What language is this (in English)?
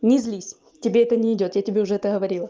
Russian